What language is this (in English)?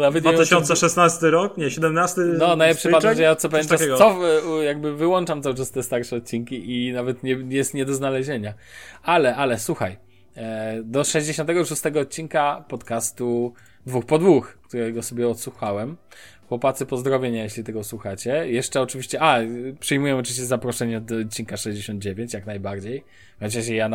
Polish